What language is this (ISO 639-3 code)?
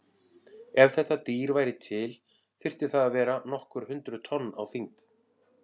isl